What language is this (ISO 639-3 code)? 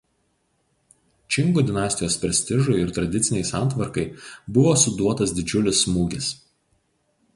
lit